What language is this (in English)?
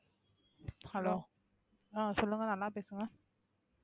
Tamil